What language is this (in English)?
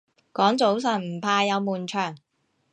Cantonese